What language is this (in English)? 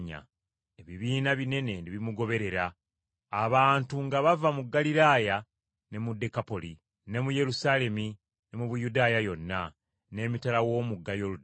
Ganda